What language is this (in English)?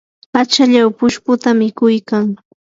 Yanahuanca Pasco Quechua